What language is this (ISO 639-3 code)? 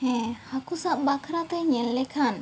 sat